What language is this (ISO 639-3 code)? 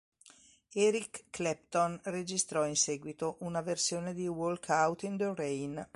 ita